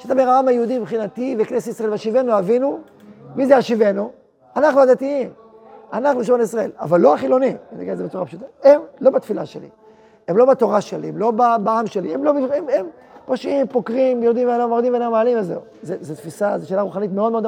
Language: Hebrew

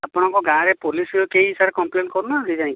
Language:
Odia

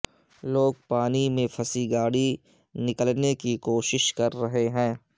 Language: Urdu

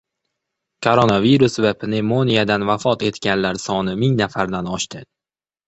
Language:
Uzbek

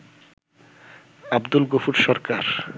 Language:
Bangla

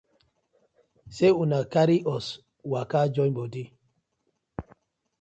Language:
Nigerian Pidgin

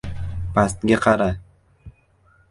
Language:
Uzbek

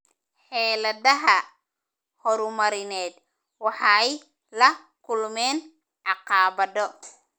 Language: Somali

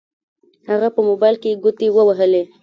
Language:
Pashto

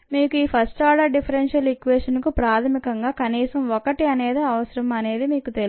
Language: Telugu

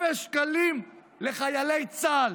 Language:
Hebrew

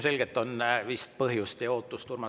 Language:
Estonian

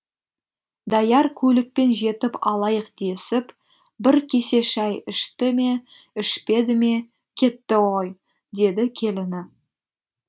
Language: Kazakh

